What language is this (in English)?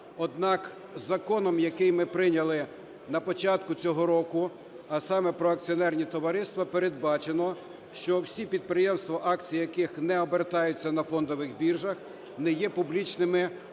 Ukrainian